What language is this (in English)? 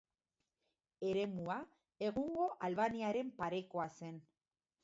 Basque